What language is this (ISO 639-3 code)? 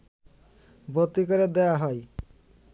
ben